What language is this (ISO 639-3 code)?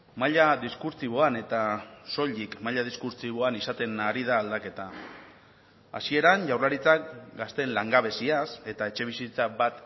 eus